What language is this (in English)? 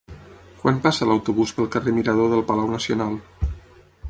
Catalan